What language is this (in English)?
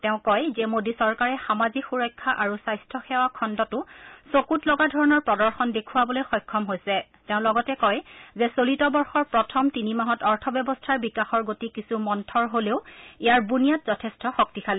Assamese